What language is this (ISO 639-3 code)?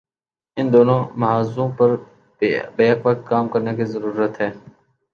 urd